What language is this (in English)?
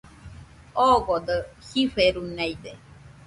Nüpode Huitoto